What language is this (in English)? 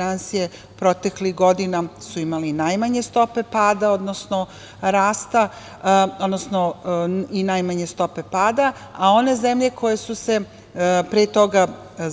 Serbian